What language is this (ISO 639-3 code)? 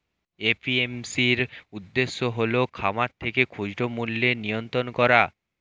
ben